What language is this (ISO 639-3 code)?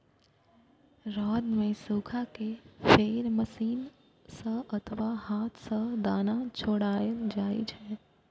mai